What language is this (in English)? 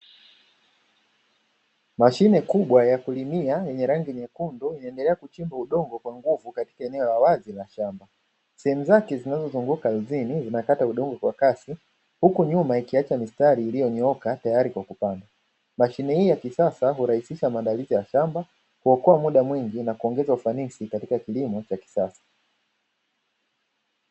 Swahili